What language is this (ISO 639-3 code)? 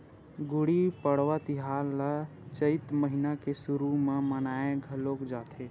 hne